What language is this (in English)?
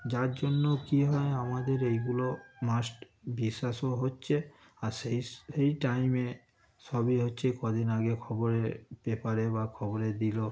Bangla